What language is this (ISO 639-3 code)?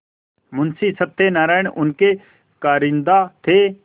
hin